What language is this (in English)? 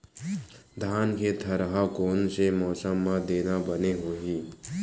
Chhattisgarhi